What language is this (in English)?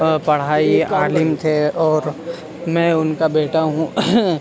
Urdu